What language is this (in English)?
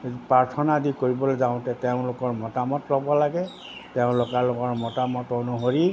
Assamese